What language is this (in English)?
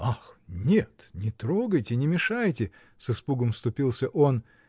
Russian